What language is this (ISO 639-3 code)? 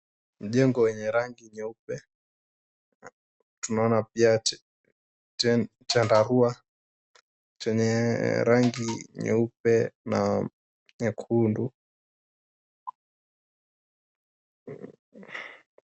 swa